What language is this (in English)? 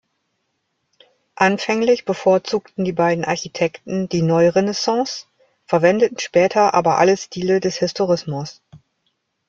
German